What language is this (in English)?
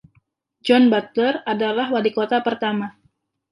Indonesian